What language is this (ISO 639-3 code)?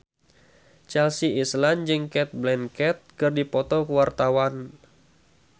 sun